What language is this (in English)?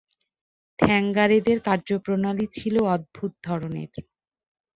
Bangla